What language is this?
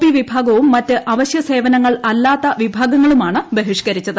Malayalam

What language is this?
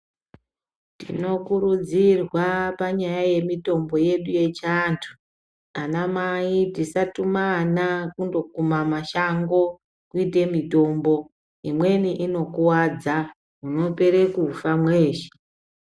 Ndau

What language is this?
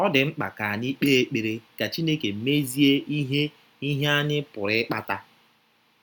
Igbo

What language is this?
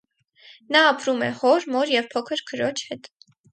Armenian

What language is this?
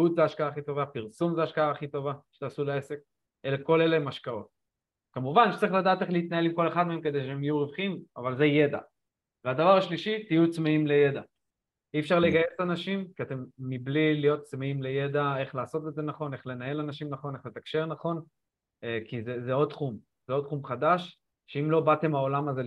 Hebrew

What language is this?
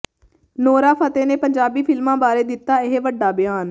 Punjabi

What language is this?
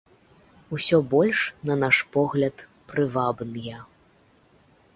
Belarusian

